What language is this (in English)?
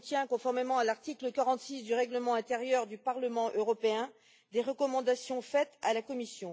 French